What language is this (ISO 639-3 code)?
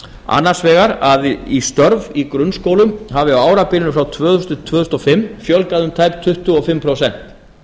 isl